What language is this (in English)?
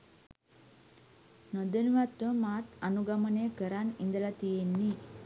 Sinhala